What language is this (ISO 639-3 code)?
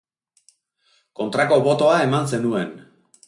eus